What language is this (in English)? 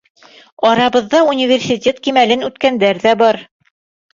Bashkir